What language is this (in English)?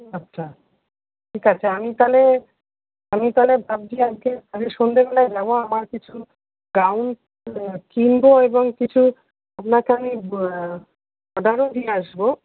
Bangla